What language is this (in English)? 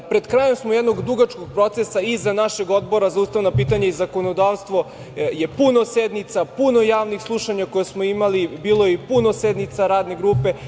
Serbian